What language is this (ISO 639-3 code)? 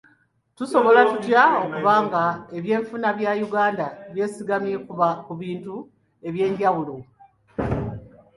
lug